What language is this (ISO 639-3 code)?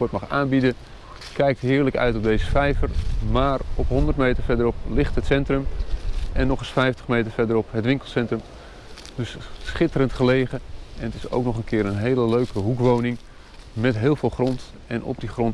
nld